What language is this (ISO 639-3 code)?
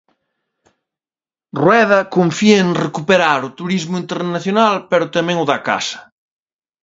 glg